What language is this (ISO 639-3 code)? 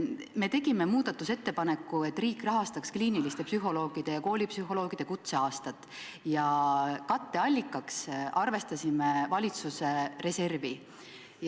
est